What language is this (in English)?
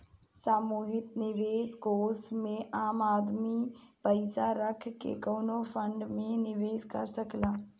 Bhojpuri